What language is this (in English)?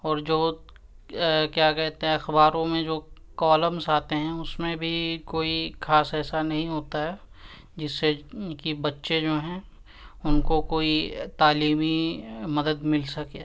Urdu